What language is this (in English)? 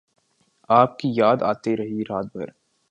Urdu